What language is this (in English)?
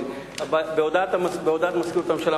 Hebrew